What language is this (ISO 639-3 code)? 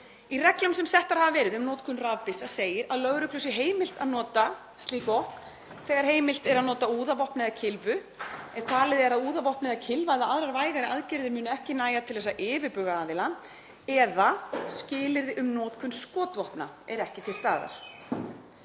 isl